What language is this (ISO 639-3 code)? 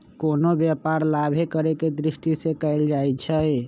mag